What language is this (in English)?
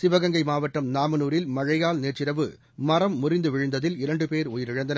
Tamil